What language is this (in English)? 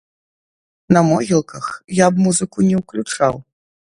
Belarusian